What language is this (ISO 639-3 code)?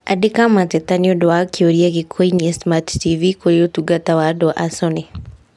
kik